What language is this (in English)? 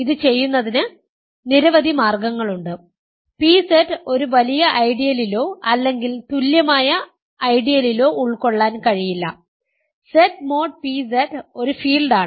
Malayalam